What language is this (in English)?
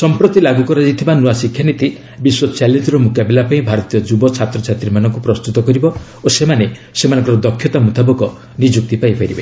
Odia